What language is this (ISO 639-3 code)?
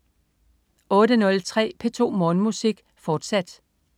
dan